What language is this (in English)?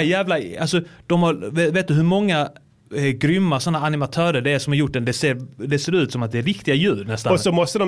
Swedish